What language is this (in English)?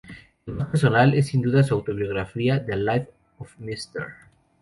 Spanish